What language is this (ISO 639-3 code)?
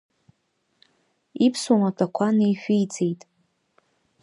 abk